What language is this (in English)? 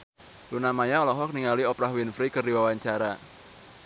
Sundanese